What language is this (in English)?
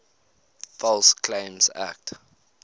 English